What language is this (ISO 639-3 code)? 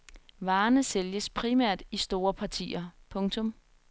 dan